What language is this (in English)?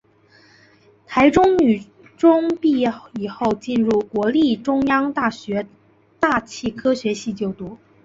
Chinese